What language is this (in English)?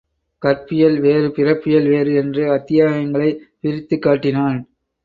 Tamil